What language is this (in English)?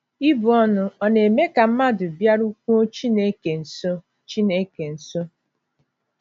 Igbo